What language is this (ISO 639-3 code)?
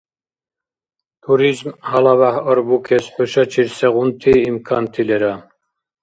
dar